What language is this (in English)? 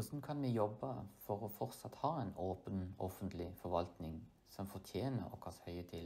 Norwegian